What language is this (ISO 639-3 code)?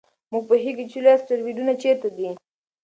pus